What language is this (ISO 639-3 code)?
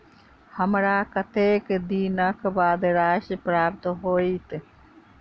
mai